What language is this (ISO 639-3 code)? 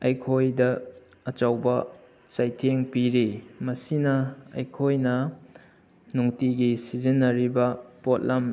mni